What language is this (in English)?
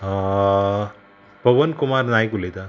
Konkani